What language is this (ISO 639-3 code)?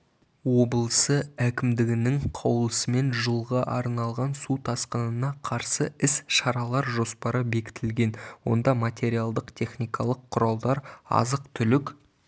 kaz